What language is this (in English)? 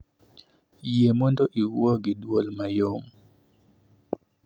Luo (Kenya and Tanzania)